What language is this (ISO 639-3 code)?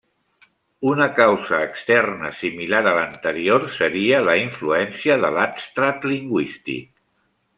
cat